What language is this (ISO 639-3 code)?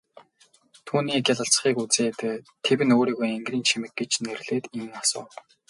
mon